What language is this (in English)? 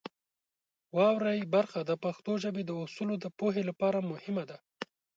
Pashto